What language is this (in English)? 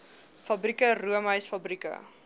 Afrikaans